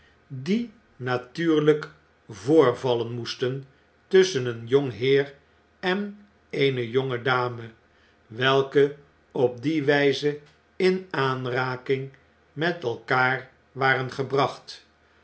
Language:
Dutch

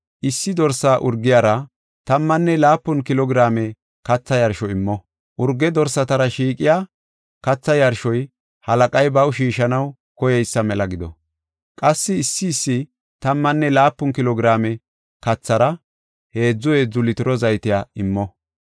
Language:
Gofa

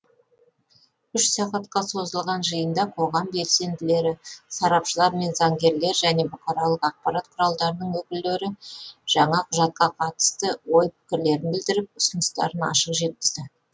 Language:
Kazakh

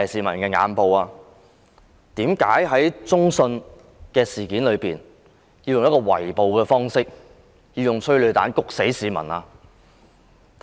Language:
Cantonese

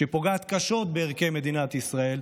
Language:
Hebrew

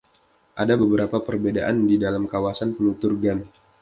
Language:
Indonesian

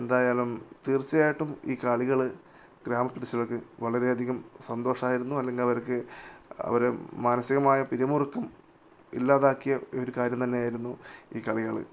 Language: Malayalam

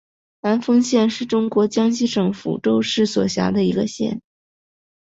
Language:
Chinese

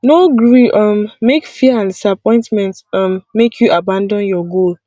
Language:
Nigerian Pidgin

